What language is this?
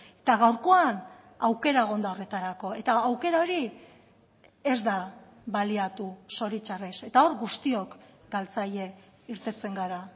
Basque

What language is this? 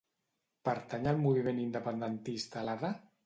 Catalan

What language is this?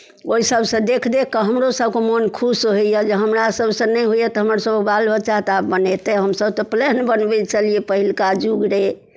Maithili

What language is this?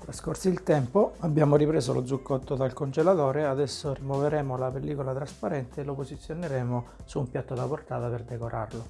Italian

